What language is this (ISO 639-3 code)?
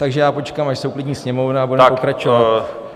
ces